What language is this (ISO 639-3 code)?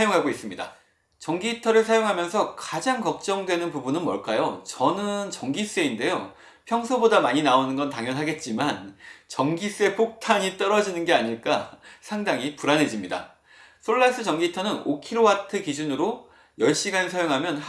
kor